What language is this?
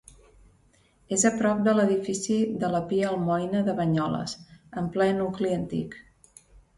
Catalan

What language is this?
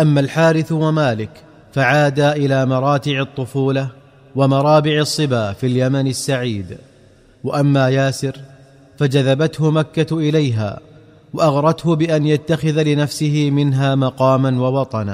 Arabic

